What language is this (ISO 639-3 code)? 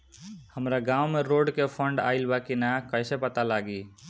bho